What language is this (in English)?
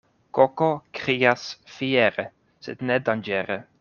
Esperanto